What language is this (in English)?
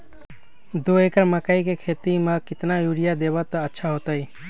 Magahi